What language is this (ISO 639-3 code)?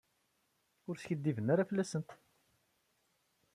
kab